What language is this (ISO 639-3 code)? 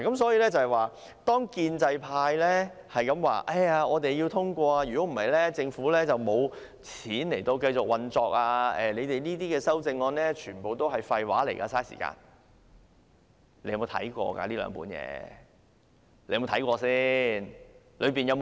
yue